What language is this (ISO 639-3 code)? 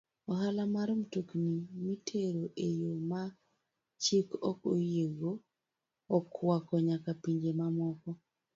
luo